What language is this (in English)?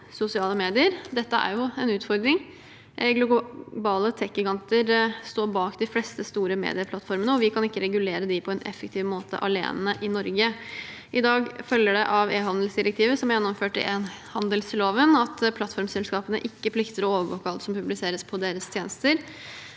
Norwegian